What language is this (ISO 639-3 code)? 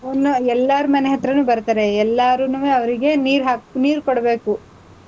kan